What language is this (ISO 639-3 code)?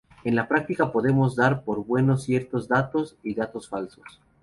spa